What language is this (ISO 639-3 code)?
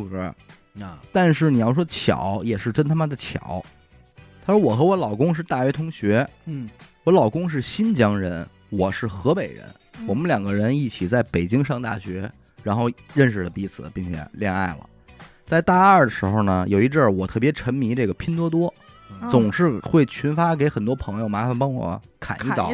zho